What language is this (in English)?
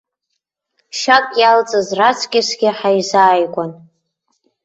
Abkhazian